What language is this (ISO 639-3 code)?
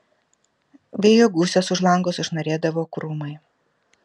lit